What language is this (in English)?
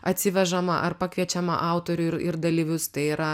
Lithuanian